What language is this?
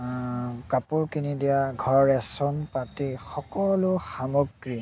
Assamese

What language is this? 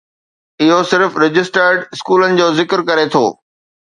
Sindhi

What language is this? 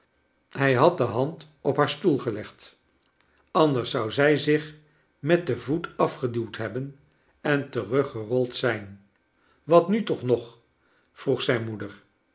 Dutch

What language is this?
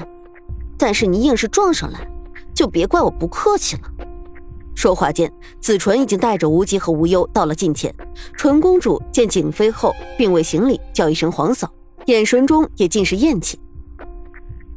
Chinese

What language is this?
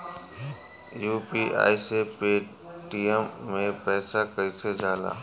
Bhojpuri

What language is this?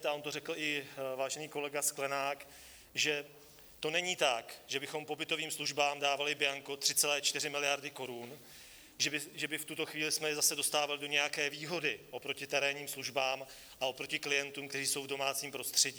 Czech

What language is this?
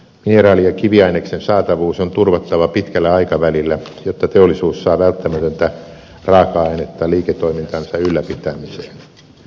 Finnish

